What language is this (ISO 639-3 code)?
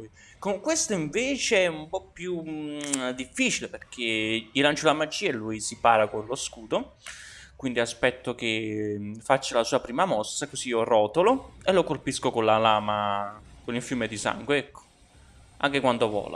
ita